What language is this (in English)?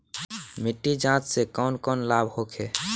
Bhojpuri